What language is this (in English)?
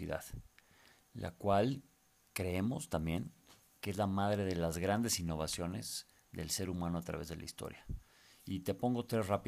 Spanish